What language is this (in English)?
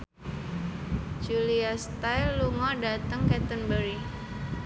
Javanese